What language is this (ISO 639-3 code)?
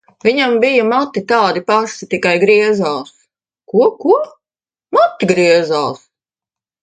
lav